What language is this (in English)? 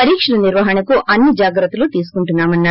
Telugu